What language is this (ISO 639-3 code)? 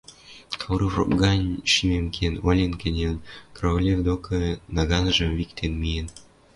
mrj